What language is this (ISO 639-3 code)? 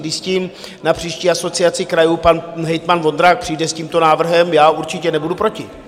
ces